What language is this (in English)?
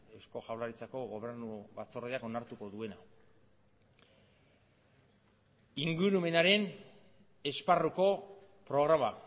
Basque